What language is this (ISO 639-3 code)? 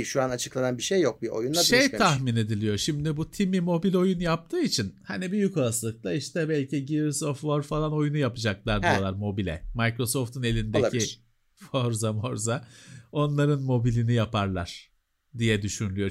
tur